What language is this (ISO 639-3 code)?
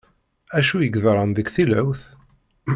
kab